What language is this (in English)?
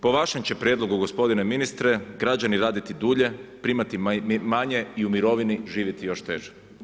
Croatian